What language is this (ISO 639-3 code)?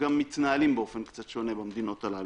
heb